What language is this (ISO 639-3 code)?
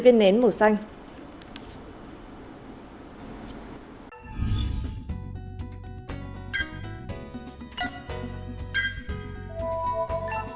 vie